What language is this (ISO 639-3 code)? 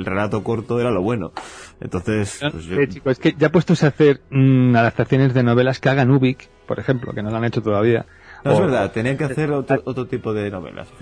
spa